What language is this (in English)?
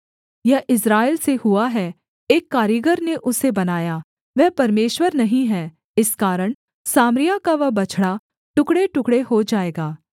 Hindi